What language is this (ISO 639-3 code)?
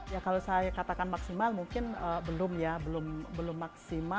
ind